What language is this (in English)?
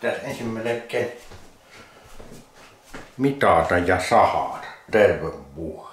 Finnish